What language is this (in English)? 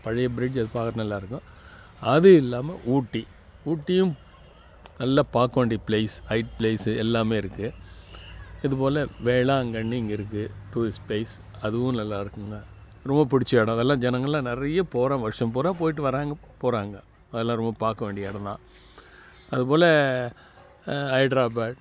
Tamil